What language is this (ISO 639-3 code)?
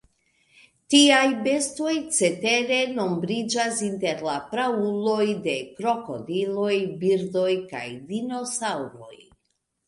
epo